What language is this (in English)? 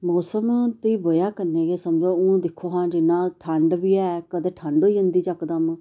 Dogri